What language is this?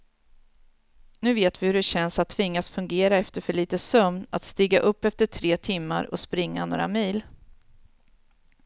Swedish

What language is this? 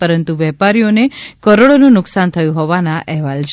Gujarati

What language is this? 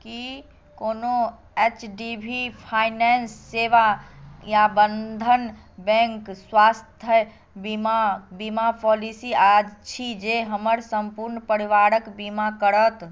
Maithili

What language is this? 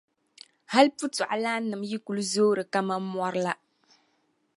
Dagbani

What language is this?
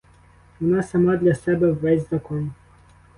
Ukrainian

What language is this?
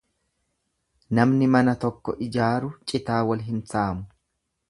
Oromo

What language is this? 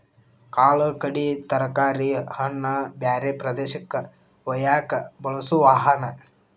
Kannada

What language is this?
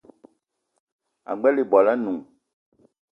Eton (Cameroon)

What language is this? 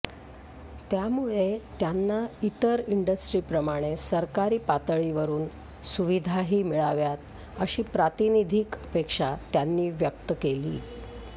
Marathi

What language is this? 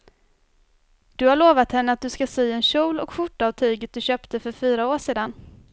Swedish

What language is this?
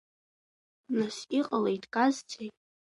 Abkhazian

